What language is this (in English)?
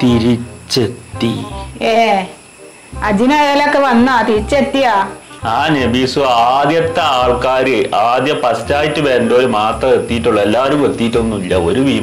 Indonesian